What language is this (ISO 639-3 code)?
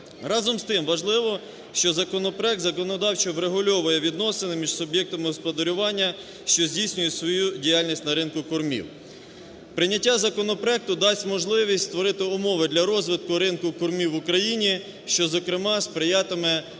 ukr